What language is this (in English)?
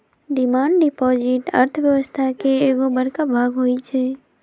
Magahi